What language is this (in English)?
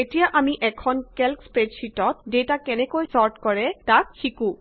Assamese